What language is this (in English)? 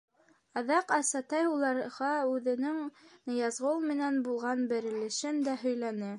Bashkir